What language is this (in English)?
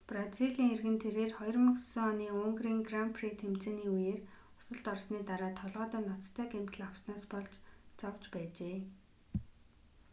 Mongolian